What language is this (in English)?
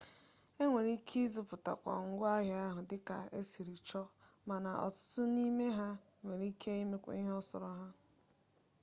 Igbo